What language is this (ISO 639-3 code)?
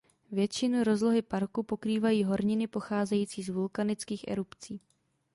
ces